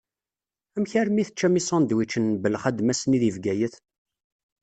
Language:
Kabyle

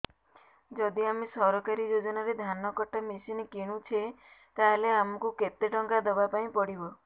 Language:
Odia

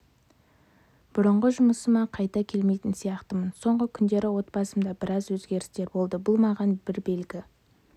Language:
Kazakh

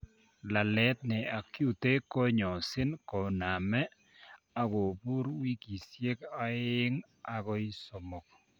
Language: Kalenjin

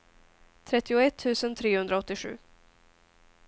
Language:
Swedish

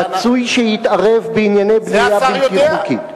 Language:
Hebrew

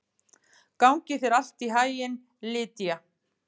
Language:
Icelandic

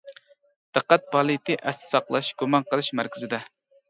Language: Uyghur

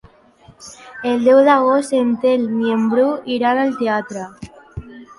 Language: Catalan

